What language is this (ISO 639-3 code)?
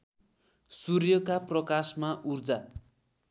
nep